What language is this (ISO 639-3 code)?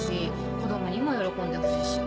jpn